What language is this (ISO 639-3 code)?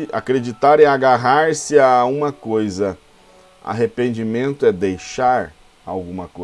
por